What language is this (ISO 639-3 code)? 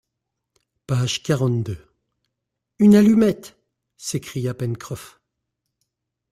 fra